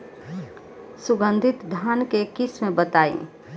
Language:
Bhojpuri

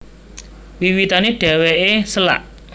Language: Javanese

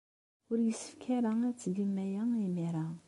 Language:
Kabyle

